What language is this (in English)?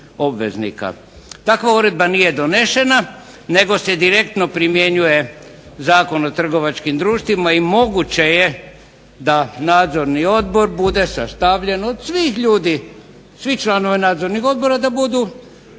Croatian